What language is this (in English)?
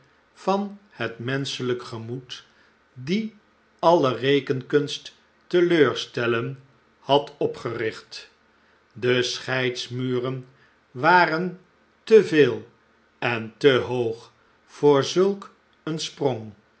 Dutch